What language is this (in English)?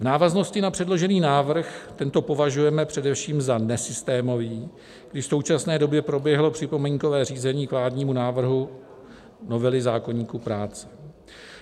Czech